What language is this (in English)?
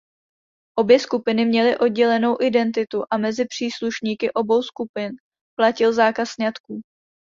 Czech